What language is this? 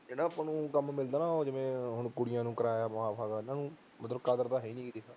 Punjabi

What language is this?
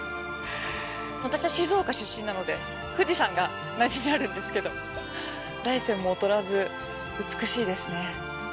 Japanese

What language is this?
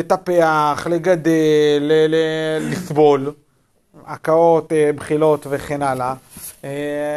Hebrew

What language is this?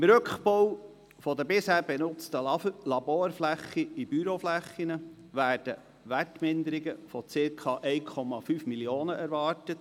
Swiss German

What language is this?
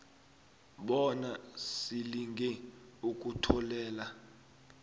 South Ndebele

